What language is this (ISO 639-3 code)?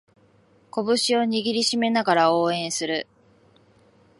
jpn